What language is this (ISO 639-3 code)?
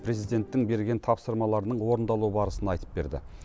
kaz